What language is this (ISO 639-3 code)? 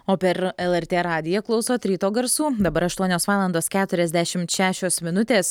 lit